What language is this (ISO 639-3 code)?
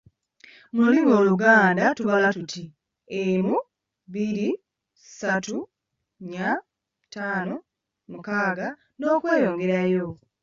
lug